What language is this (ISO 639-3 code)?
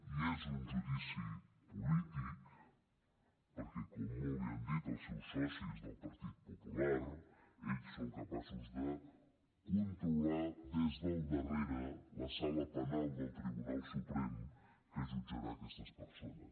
cat